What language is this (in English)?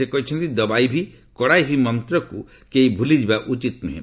Odia